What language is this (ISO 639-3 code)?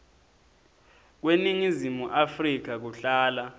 ssw